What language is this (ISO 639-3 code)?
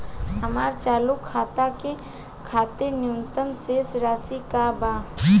bho